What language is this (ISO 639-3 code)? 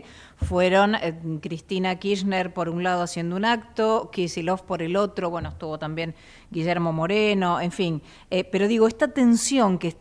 spa